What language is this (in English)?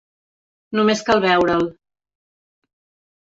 Catalan